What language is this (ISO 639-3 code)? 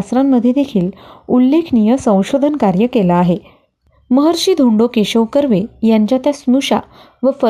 mar